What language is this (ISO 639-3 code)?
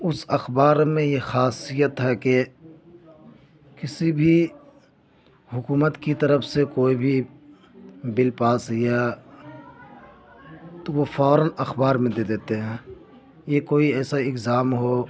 urd